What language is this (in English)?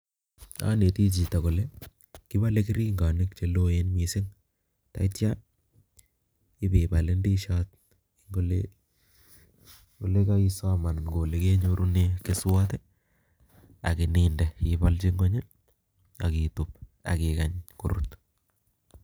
Kalenjin